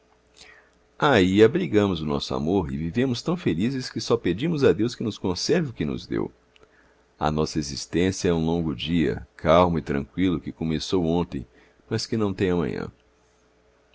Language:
Portuguese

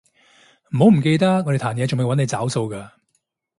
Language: Cantonese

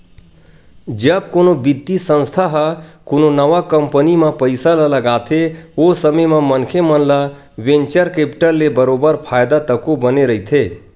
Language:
Chhattisgarhi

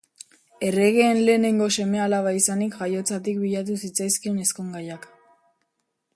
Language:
Basque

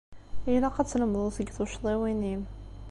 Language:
Kabyle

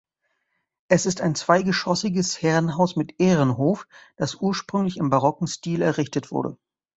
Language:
German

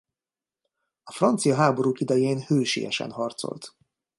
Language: Hungarian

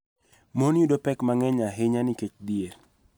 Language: Luo (Kenya and Tanzania)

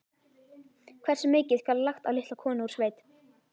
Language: Icelandic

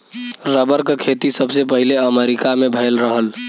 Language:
Bhojpuri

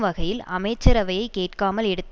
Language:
Tamil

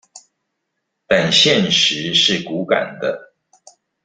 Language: Chinese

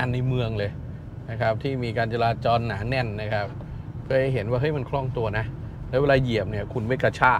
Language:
Thai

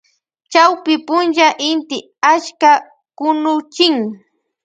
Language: Loja Highland Quichua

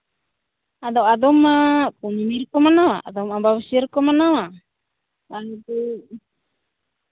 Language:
Santali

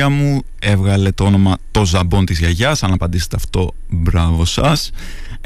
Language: Greek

